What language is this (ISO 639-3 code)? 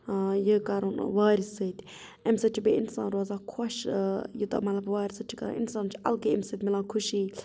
kas